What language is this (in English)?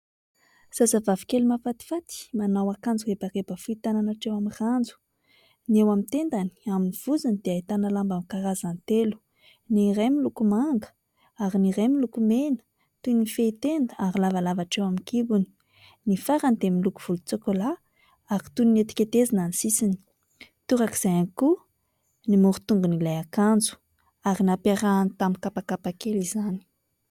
Malagasy